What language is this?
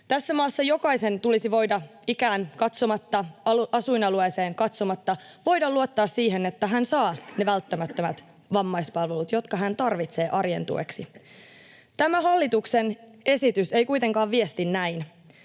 Finnish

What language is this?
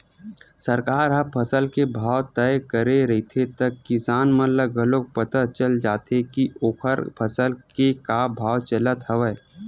Chhattisgarhi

